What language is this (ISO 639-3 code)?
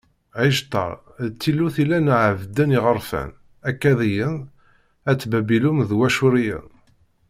kab